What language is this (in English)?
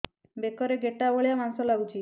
Odia